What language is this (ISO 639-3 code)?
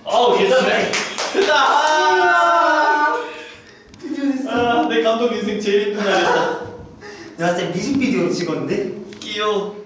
kor